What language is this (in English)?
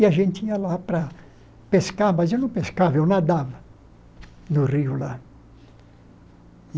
Portuguese